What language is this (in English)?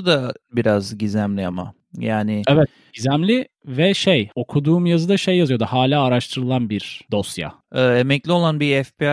Turkish